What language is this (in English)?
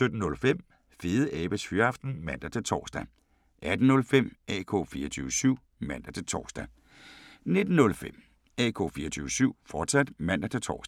Danish